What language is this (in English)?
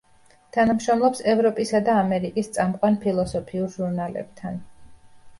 Georgian